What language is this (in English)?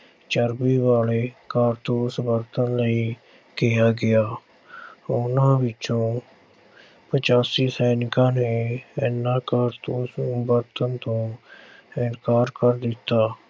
Punjabi